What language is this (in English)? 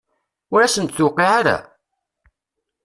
Kabyle